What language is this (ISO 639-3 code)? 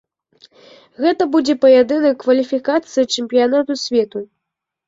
bel